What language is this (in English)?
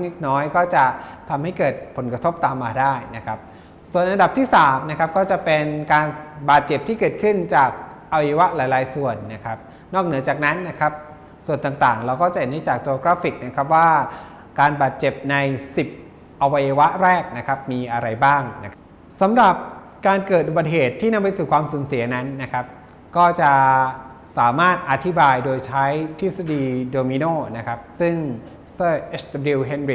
Thai